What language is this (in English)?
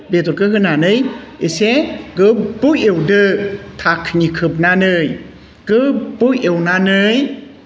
Bodo